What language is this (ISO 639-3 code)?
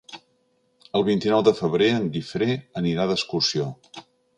cat